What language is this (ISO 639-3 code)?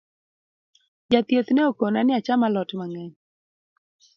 luo